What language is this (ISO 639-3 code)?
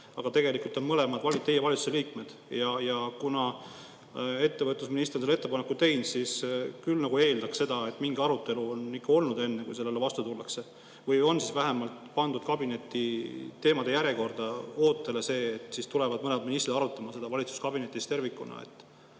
est